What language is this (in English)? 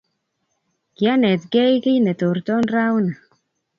Kalenjin